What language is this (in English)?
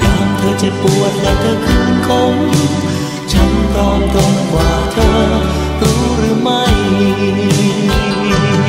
Thai